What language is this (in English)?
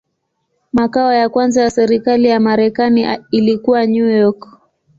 Swahili